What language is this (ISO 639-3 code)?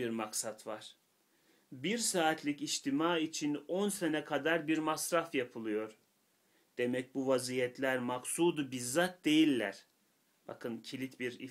tur